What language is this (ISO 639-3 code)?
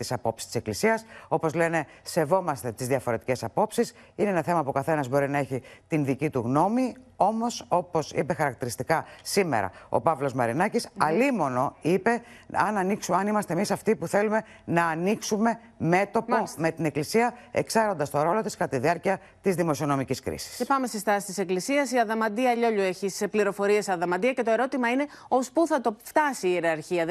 ell